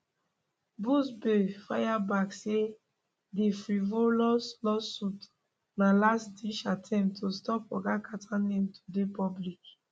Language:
Nigerian Pidgin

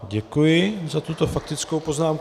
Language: Czech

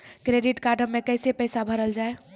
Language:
Maithili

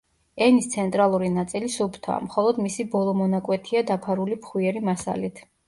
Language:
Georgian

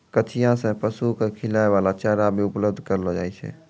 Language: Maithili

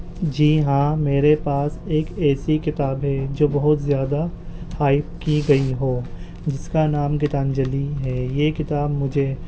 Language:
Urdu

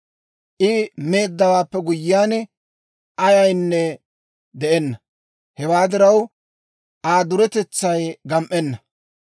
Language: Dawro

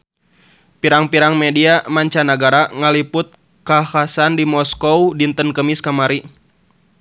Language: Sundanese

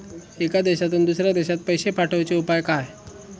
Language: Marathi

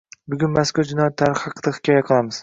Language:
Uzbek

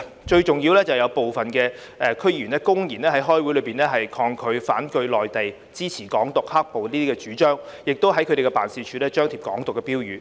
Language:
Cantonese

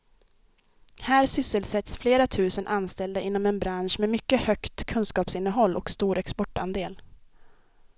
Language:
Swedish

